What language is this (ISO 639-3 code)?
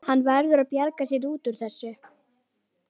isl